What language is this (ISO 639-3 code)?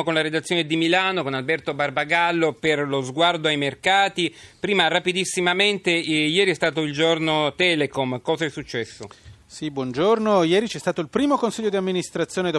ita